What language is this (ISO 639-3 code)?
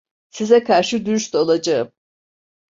tur